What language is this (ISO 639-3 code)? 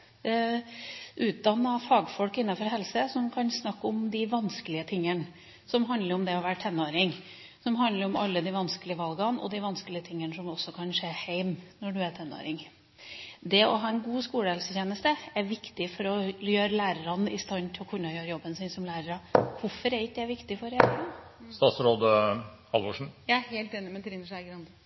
nob